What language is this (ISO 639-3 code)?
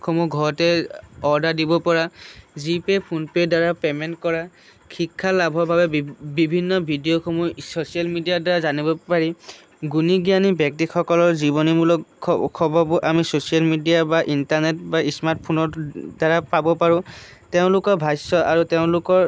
asm